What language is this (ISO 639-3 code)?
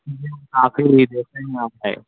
urd